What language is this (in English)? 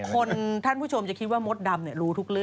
Thai